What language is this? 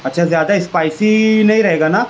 Urdu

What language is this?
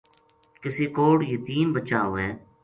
Gujari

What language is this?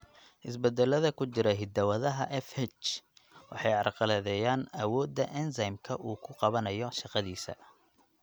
Somali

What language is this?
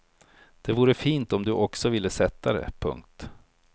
Swedish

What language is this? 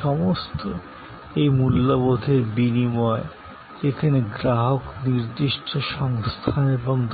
Bangla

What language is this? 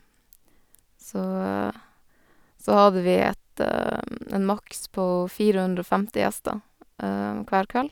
Norwegian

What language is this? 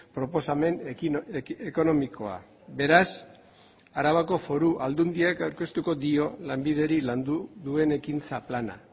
Basque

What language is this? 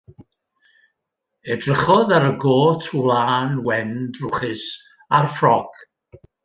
Welsh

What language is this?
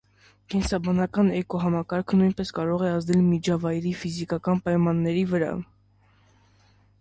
Armenian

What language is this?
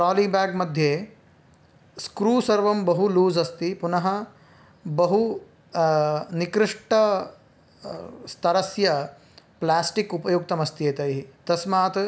Sanskrit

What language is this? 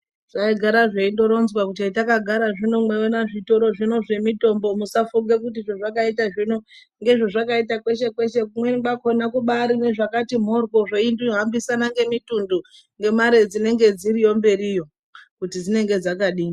Ndau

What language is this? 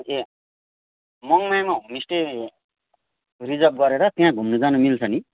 Nepali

